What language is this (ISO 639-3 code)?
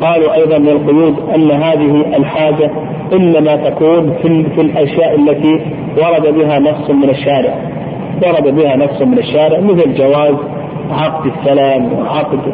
ara